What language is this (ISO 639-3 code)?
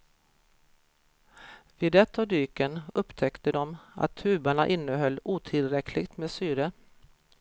swe